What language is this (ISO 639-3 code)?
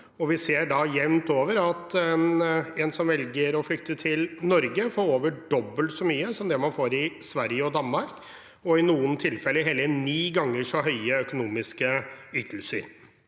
nor